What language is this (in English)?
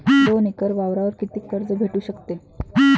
Marathi